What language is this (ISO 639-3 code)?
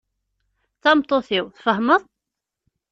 kab